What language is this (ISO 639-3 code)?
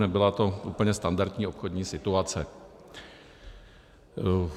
ces